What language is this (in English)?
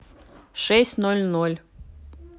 Russian